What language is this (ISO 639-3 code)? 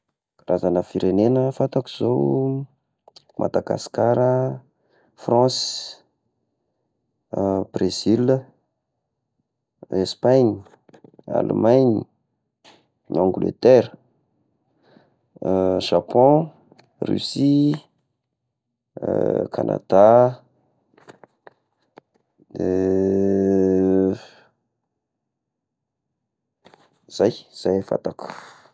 tkg